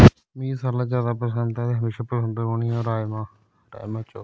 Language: Dogri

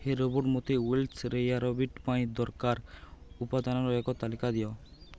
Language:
Odia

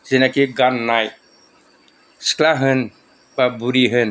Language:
Bodo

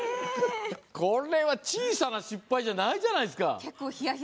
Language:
Japanese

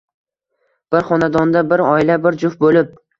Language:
Uzbek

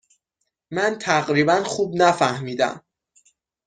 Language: Persian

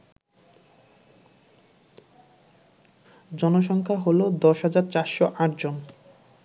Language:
Bangla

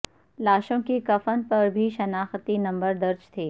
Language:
Urdu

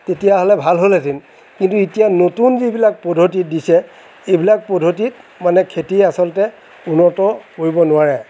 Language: Assamese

